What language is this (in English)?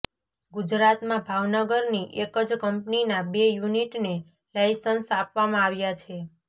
Gujarati